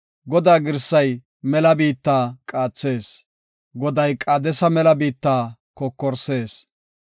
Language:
Gofa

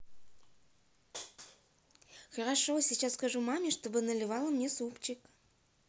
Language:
Russian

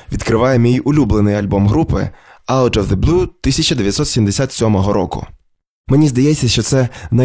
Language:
Ukrainian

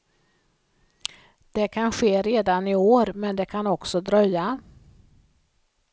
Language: Swedish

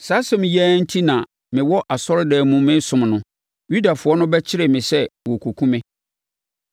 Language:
Akan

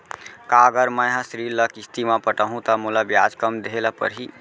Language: Chhattisgarhi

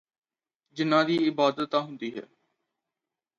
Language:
Punjabi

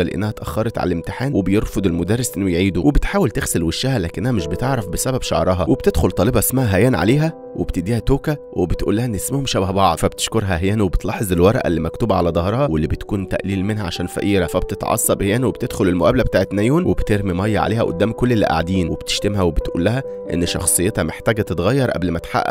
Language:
Arabic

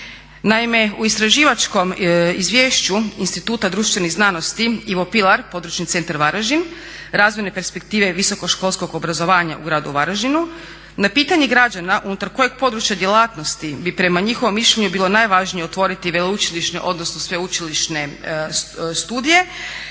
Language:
Croatian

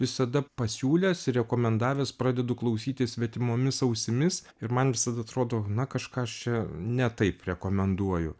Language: Lithuanian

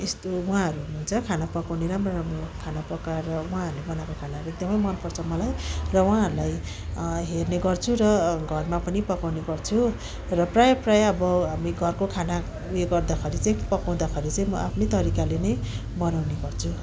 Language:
Nepali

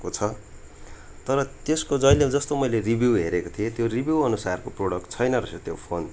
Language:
Nepali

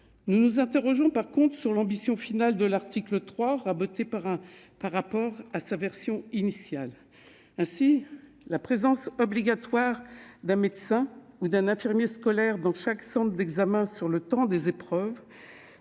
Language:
French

